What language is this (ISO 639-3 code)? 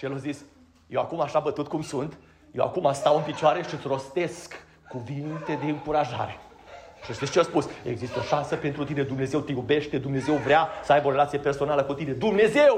ron